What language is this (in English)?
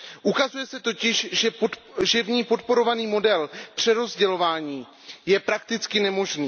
Czech